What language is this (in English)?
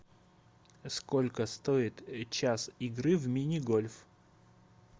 Russian